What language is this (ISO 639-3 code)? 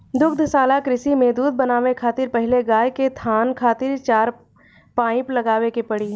bho